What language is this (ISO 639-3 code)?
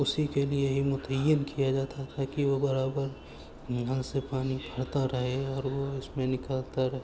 urd